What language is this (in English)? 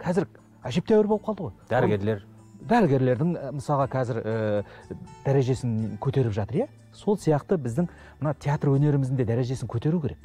Turkish